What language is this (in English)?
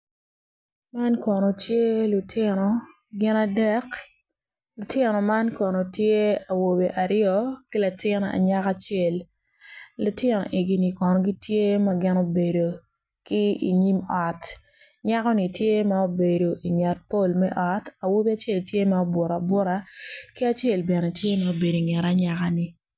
Acoli